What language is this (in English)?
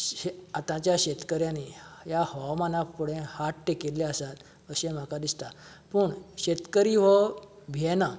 Konkani